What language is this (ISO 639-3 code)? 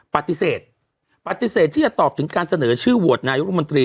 tha